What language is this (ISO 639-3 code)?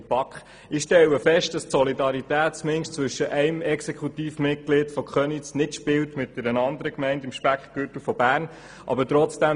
gsw